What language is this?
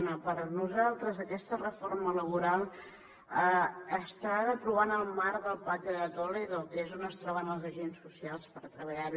Catalan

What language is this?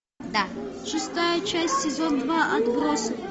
Russian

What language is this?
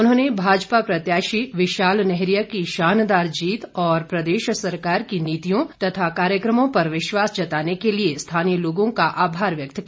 Hindi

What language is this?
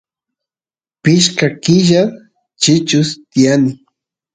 Santiago del Estero Quichua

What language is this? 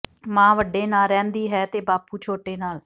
Punjabi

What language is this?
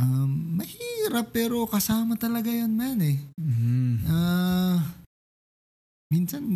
Filipino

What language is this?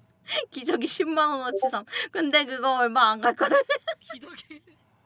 Korean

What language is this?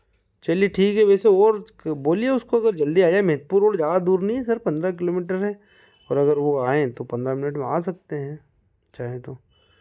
Hindi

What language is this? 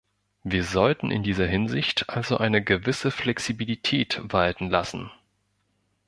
German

